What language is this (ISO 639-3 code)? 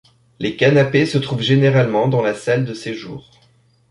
fra